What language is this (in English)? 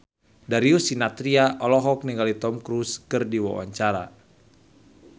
Sundanese